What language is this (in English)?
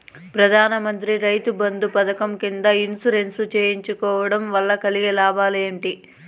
Telugu